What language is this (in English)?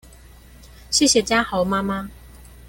Chinese